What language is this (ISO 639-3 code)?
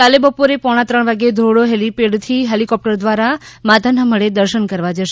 guj